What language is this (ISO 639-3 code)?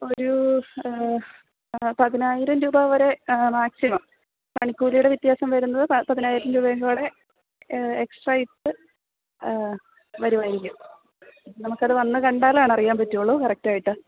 mal